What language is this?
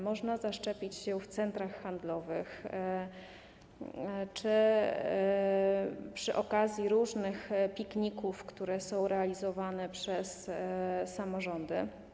Polish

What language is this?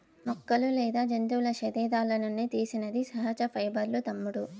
Telugu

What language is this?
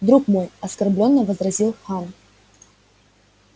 Russian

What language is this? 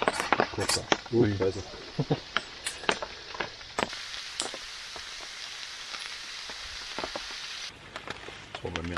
German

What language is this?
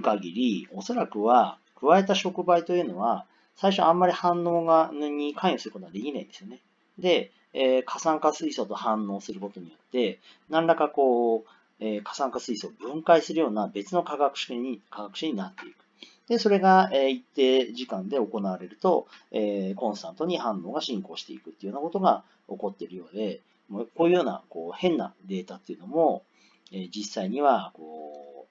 Japanese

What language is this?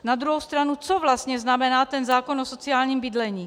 Czech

